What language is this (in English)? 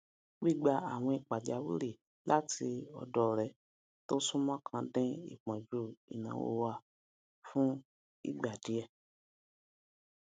Yoruba